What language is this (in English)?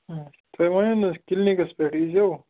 Kashmiri